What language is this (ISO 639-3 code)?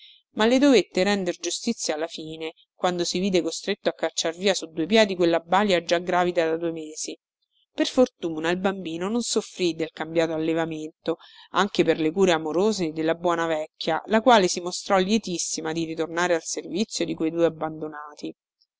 ita